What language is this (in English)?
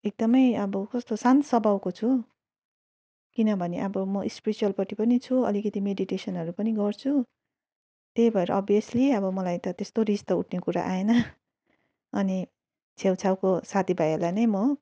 Nepali